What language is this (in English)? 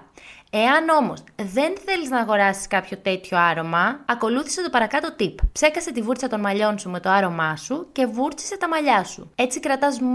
Greek